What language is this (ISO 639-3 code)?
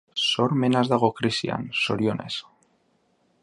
eus